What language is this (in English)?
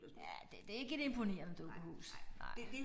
Danish